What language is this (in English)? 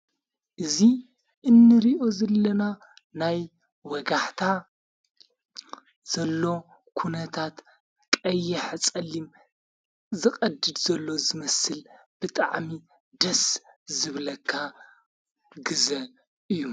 Tigrinya